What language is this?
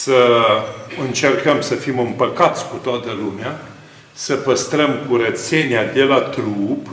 Romanian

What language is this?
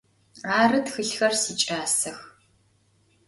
Adyghe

